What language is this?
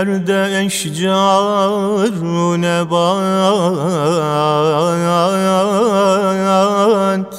Turkish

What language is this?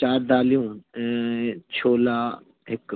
Sindhi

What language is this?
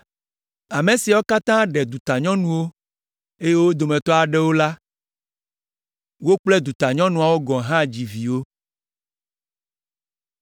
Ewe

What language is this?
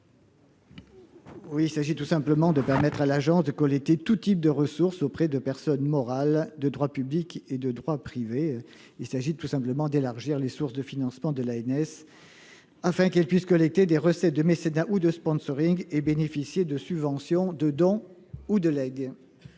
French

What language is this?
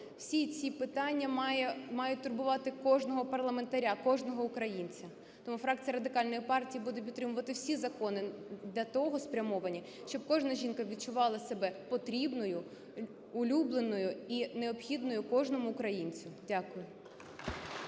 Ukrainian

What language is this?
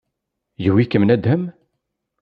Kabyle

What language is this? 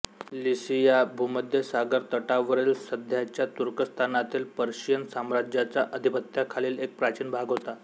Marathi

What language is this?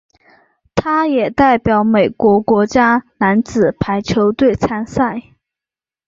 Chinese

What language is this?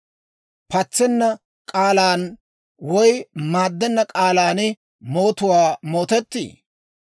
Dawro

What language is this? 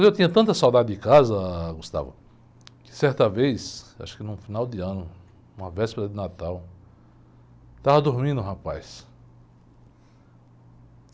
Portuguese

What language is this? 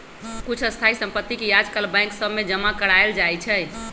Magahi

